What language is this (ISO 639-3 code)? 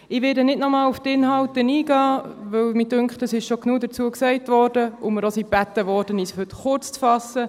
gsw